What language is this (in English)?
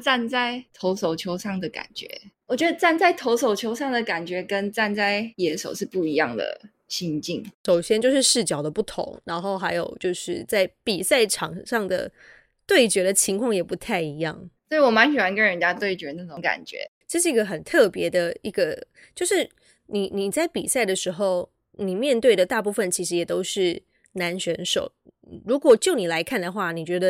Chinese